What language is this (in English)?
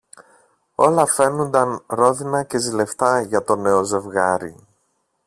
Greek